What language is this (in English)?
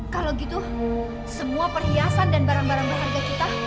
Indonesian